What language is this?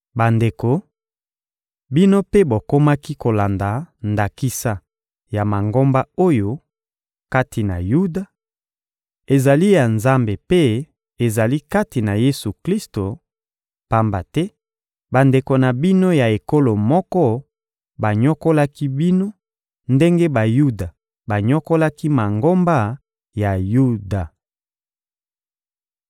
Lingala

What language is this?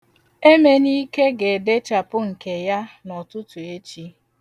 Igbo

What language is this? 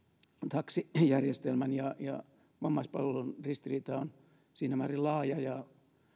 Finnish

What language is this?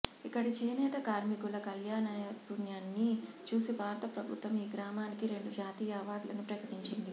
Telugu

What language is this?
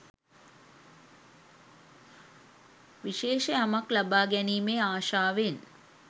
Sinhala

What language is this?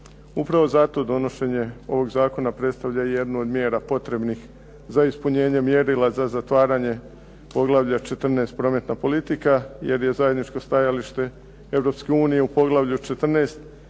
Croatian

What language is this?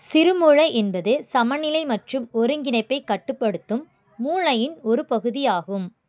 Tamil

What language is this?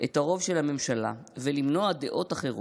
Hebrew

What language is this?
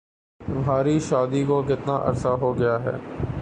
Urdu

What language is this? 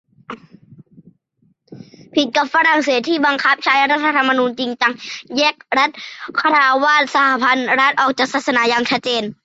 Thai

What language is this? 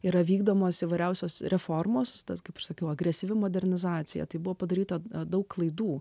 Lithuanian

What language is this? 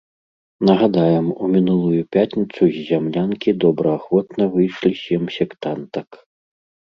Belarusian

